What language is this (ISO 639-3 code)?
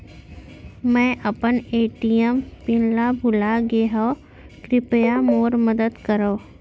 hne